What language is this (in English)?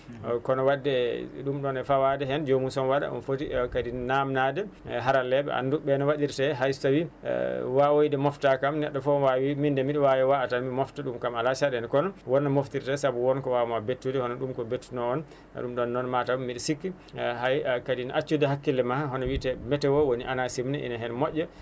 Fula